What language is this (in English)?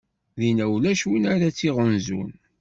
Kabyle